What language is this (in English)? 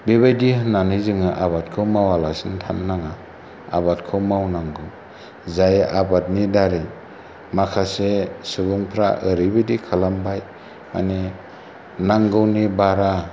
Bodo